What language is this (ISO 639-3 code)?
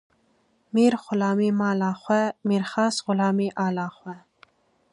kur